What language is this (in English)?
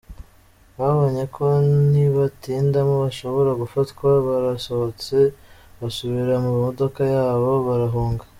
Kinyarwanda